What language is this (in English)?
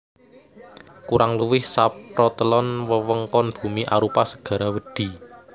Javanese